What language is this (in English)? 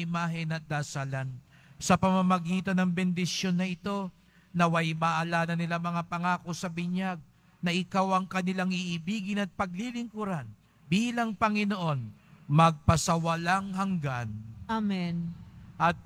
Filipino